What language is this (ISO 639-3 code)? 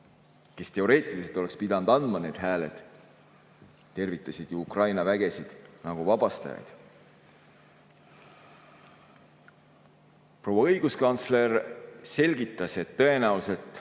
est